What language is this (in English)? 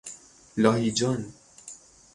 Persian